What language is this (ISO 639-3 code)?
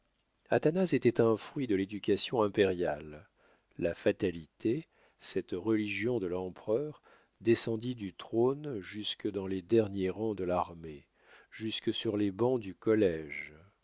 fra